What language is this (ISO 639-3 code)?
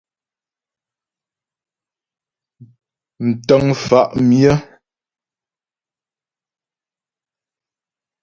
bbj